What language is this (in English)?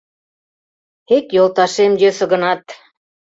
Mari